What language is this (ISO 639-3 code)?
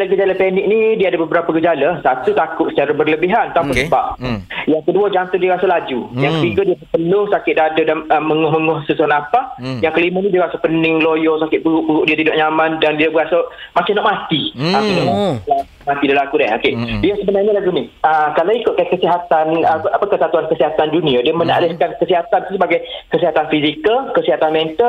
msa